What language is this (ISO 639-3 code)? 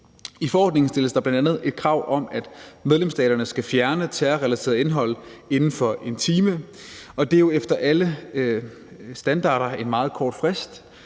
dan